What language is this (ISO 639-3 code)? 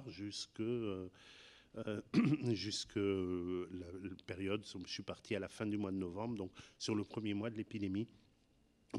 fra